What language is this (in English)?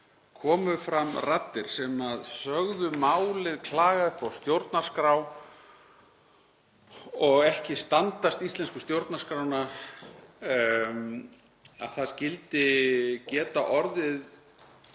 Icelandic